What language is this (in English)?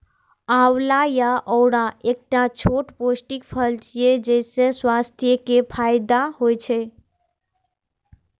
Maithili